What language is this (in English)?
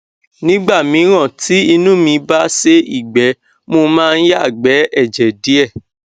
Yoruba